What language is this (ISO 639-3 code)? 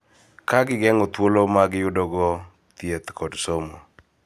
luo